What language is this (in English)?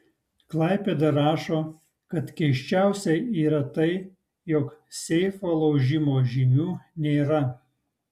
Lithuanian